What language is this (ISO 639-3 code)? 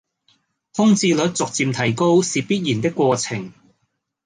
yue